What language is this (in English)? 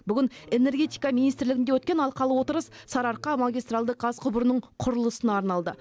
Kazakh